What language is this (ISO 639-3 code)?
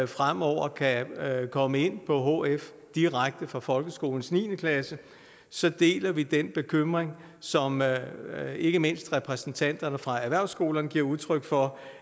dan